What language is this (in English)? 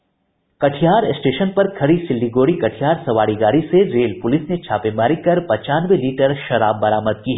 Hindi